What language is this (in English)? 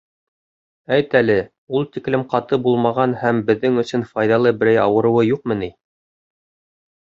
Bashkir